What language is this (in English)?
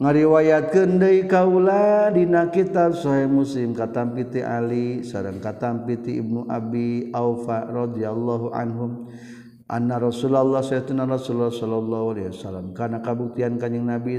Malay